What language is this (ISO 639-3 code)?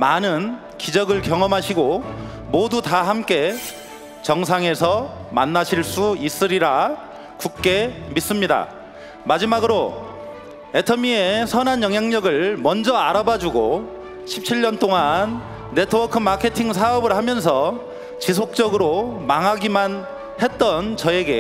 kor